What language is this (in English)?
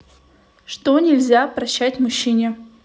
Russian